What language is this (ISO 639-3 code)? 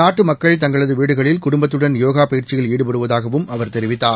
tam